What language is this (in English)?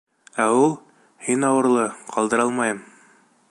Bashkir